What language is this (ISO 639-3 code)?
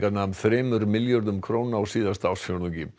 isl